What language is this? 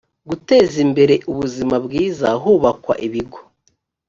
Kinyarwanda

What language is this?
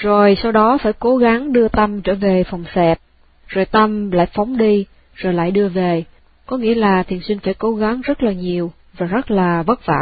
Vietnamese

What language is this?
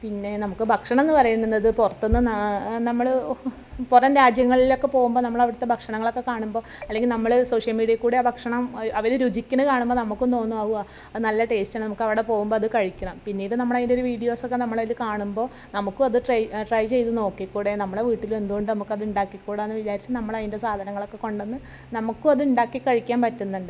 Malayalam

